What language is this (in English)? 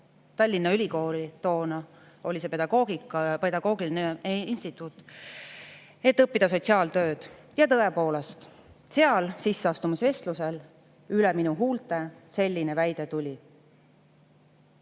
Estonian